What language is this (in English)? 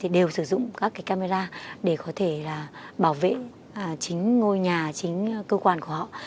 Vietnamese